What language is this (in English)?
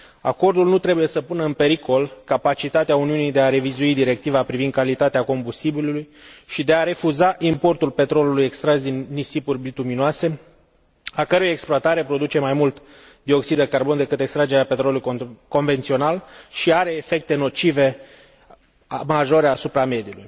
Romanian